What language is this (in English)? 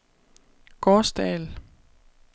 Danish